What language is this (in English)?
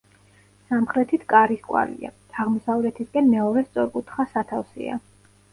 Georgian